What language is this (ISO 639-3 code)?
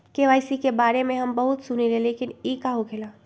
mag